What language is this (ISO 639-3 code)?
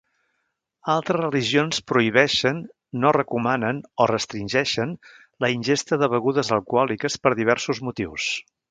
cat